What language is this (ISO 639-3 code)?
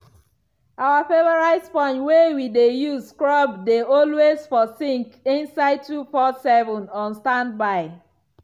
pcm